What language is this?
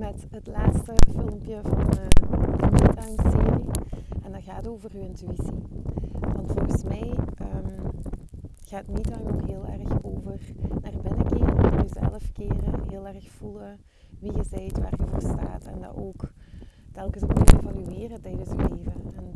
Dutch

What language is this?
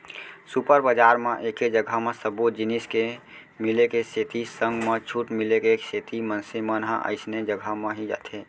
Chhattisgarhi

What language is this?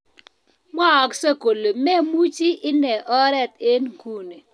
Kalenjin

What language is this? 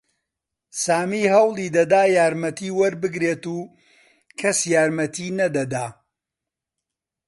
Central Kurdish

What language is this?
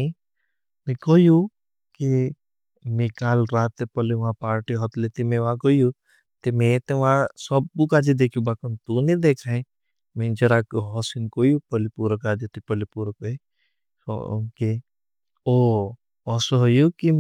Bhili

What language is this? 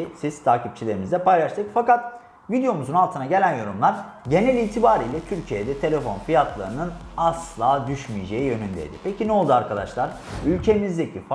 Turkish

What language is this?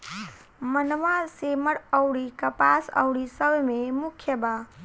Bhojpuri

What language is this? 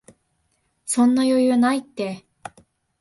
Japanese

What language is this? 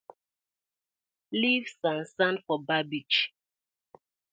Nigerian Pidgin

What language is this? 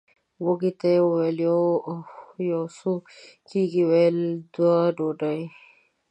Pashto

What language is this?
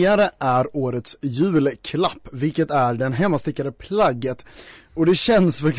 Swedish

